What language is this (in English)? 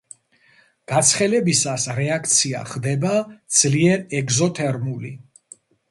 Georgian